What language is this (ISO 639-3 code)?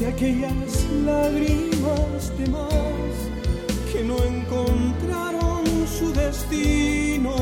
por